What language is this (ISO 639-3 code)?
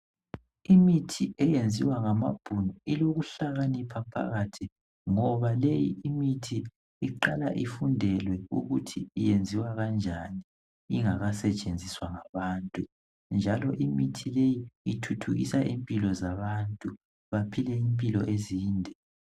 nde